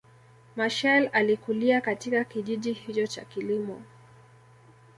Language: Swahili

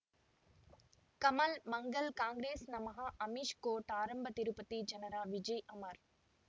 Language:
Kannada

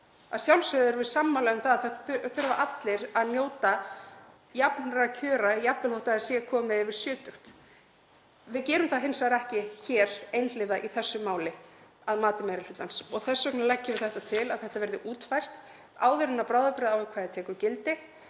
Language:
Icelandic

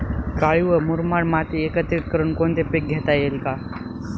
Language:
Marathi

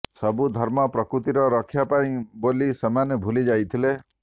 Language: Odia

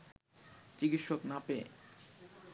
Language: Bangla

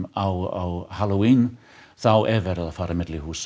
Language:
Icelandic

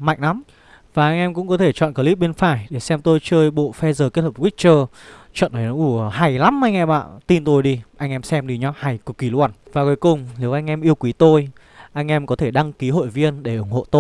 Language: Vietnamese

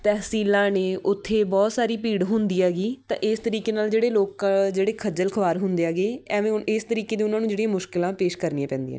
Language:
Punjabi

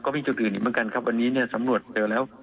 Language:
Thai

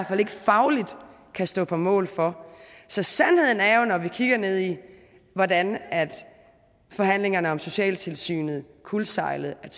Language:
Danish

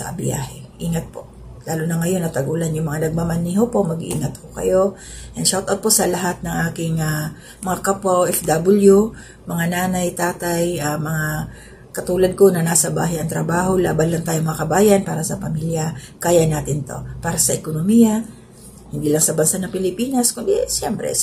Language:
Filipino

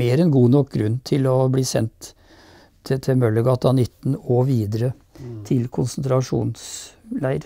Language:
Norwegian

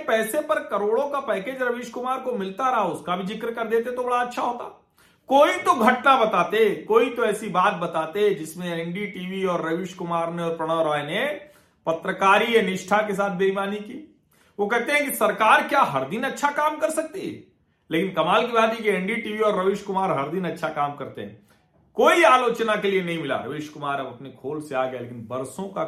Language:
Hindi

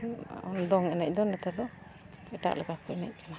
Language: Santali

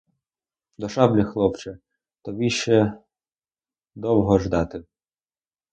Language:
Ukrainian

